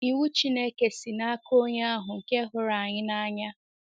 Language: Igbo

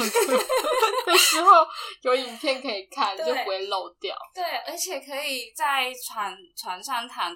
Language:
Chinese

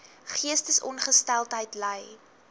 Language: Afrikaans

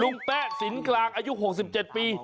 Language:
Thai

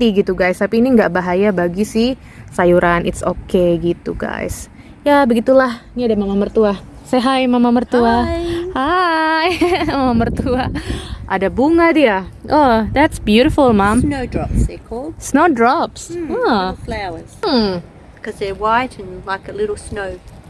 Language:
Indonesian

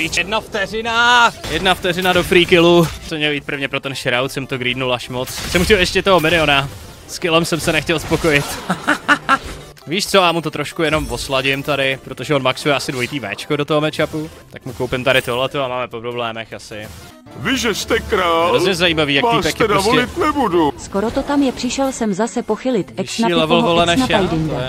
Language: Czech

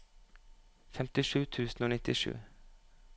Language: Norwegian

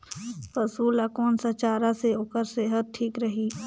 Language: Chhattisgarhi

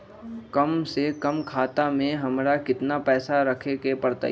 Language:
Magahi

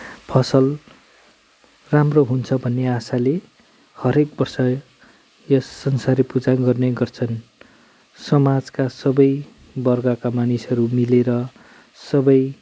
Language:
Nepali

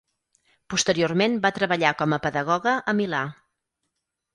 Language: Catalan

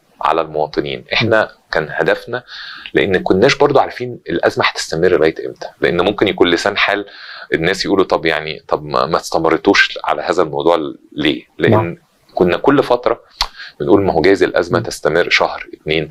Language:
Arabic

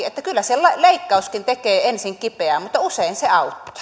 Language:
Finnish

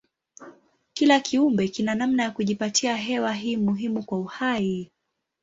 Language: Swahili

